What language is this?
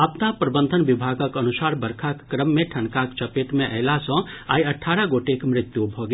Maithili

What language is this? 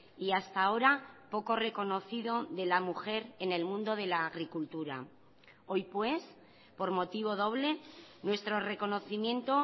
Spanish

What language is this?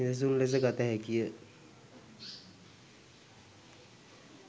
Sinhala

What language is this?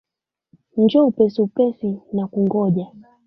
Swahili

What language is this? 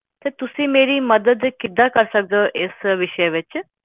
Punjabi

